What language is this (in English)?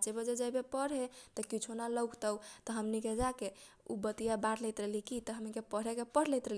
Kochila Tharu